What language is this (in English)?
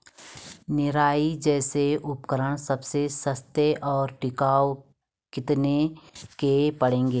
Hindi